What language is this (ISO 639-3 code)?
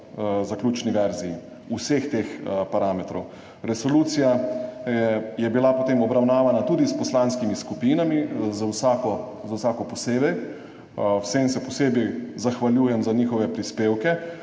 slv